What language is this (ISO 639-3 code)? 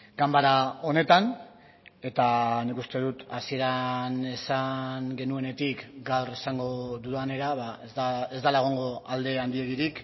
eus